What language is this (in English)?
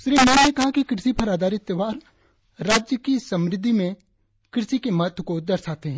Hindi